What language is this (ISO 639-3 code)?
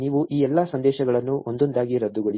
kan